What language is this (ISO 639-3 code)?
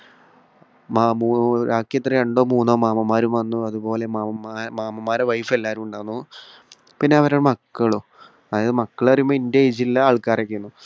mal